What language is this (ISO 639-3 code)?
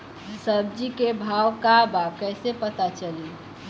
bho